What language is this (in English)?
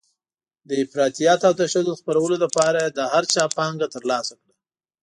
Pashto